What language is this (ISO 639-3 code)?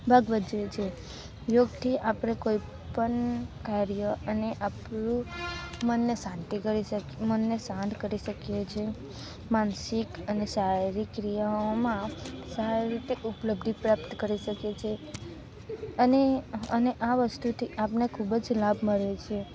guj